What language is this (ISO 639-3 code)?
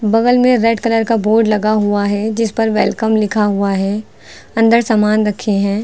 hin